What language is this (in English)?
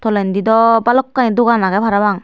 Chakma